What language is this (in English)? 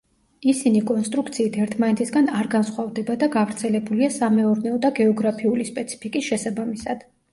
Georgian